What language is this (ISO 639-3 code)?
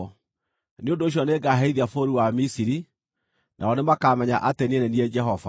kik